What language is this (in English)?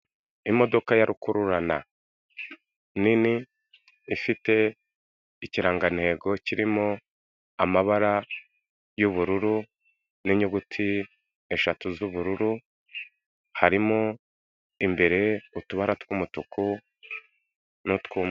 Kinyarwanda